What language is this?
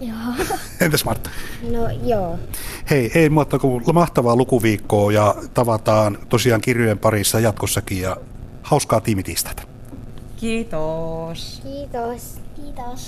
Finnish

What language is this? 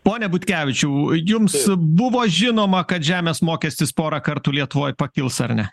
Lithuanian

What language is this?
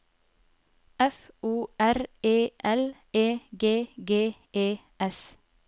Norwegian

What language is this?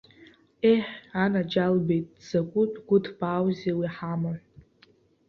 Abkhazian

